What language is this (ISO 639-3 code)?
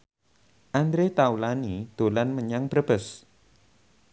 jav